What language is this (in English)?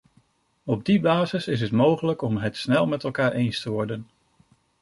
Dutch